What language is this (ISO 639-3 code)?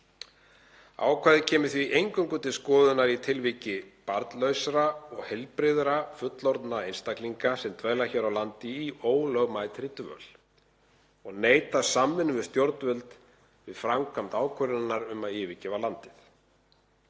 isl